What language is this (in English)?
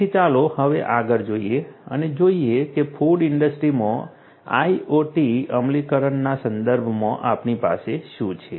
Gujarati